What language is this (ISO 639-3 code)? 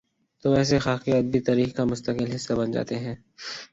urd